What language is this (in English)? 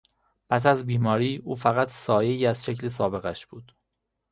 Persian